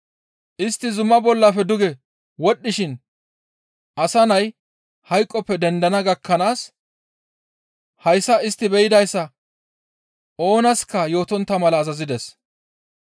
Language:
Gamo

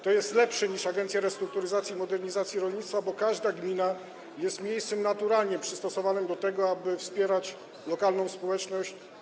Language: Polish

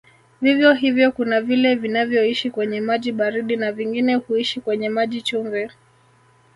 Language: Swahili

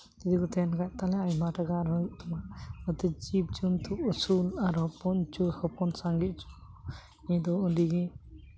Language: Santali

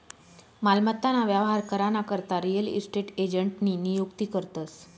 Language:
Marathi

